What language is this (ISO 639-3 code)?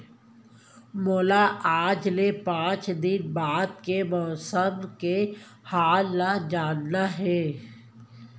hne